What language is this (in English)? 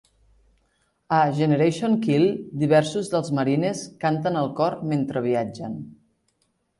Catalan